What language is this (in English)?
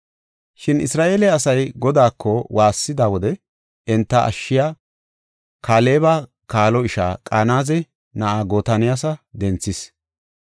Gofa